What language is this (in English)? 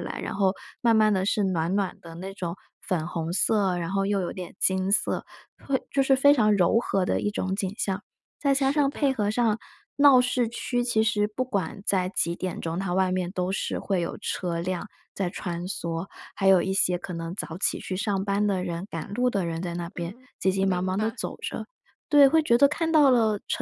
Chinese